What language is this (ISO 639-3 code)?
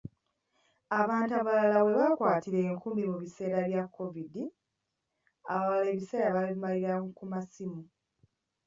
lug